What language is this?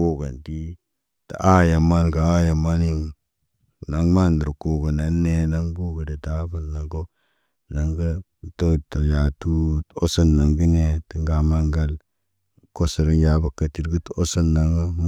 Naba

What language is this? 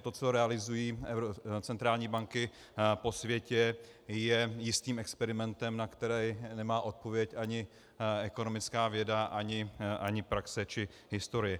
Czech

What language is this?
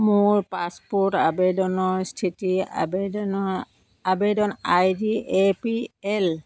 Assamese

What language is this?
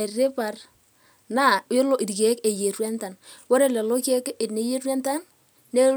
Masai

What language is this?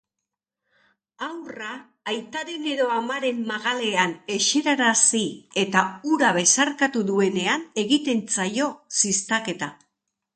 Basque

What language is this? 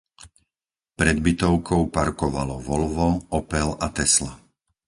Slovak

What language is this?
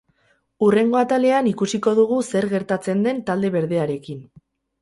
Basque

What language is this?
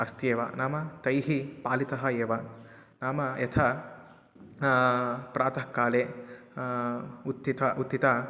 Sanskrit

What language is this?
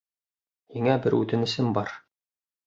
Bashkir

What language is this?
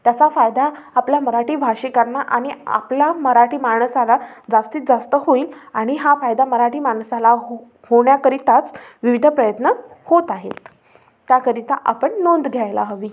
Marathi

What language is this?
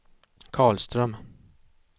Swedish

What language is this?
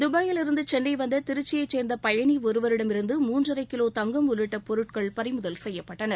Tamil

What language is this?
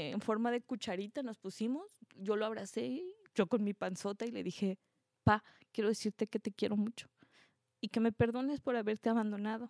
Spanish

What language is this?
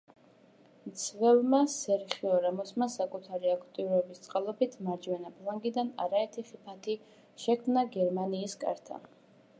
Georgian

